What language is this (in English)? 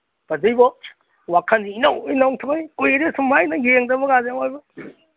Manipuri